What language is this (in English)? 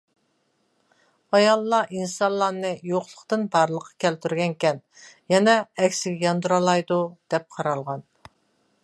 Uyghur